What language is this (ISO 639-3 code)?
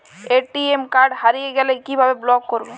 ben